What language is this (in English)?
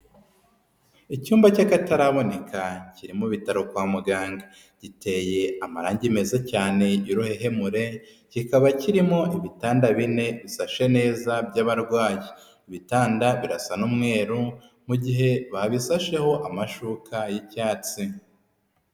Kinyarwanda